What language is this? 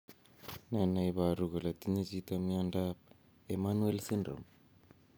Kalenjin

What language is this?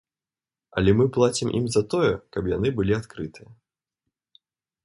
Belarusian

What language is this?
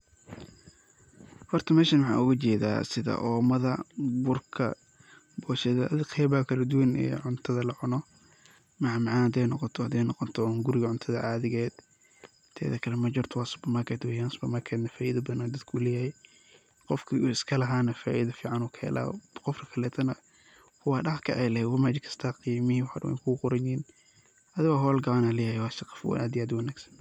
Somali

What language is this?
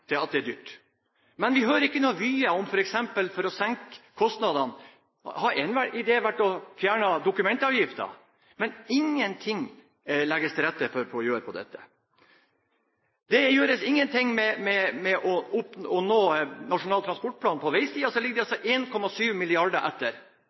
Norwegian Bokmål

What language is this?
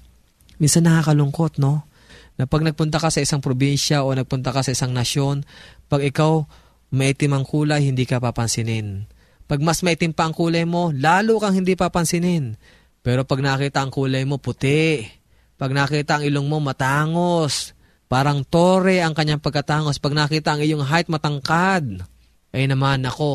Filipino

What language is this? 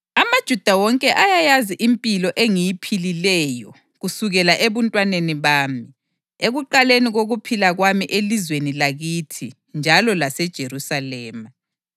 North Ndebele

